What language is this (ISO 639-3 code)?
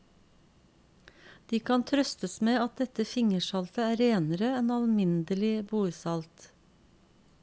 nor